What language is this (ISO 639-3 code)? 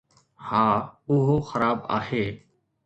snd